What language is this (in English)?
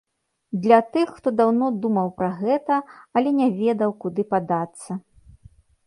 Belarusian